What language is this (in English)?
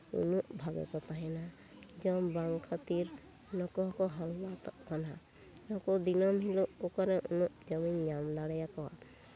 Santali